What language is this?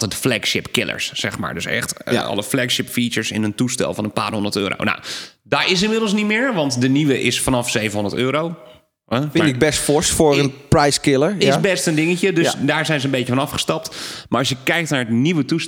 Dutch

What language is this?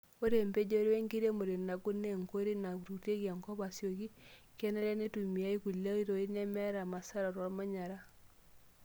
Masai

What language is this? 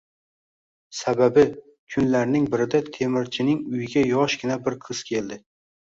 Uzbek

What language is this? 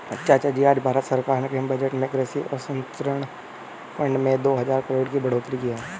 Hindi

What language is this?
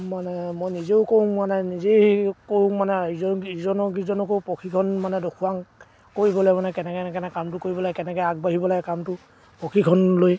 Assamese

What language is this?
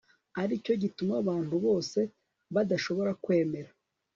Kinyarwanda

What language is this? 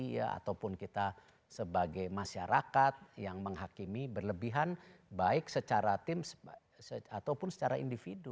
Indonesian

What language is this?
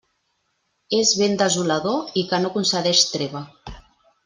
Catalan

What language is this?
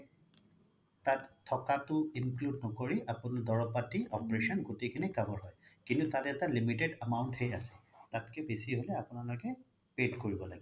Assamese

